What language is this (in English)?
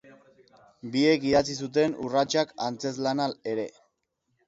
Basque